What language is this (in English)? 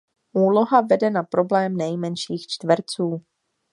Czech